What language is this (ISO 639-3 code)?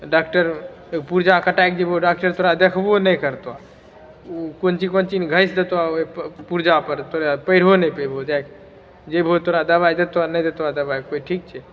mai